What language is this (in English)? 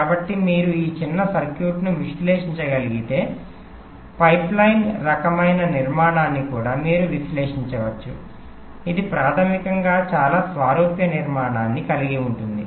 Telugu